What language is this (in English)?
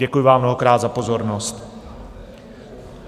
Czech